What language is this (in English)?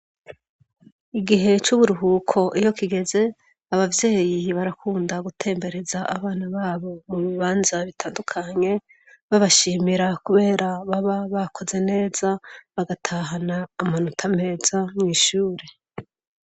Rundi